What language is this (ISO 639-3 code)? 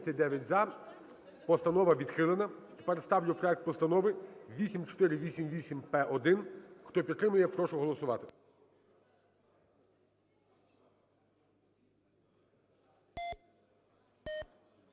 ukr